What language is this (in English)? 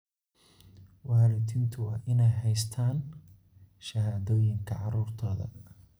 Somali